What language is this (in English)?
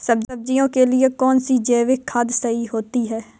Hindi